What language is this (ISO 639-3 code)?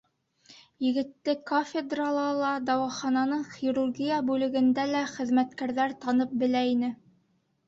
bak